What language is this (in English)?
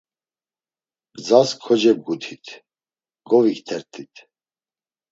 Laz